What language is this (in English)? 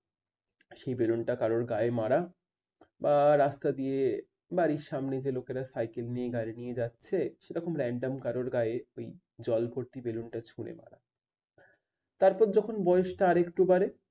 Bangla